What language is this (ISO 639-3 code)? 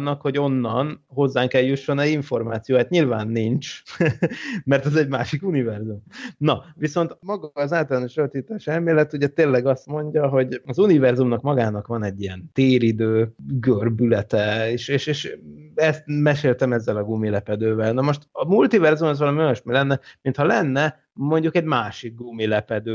hun